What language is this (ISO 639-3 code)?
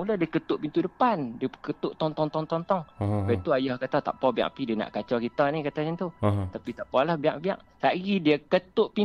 msa